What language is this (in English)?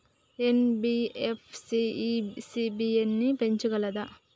Telugu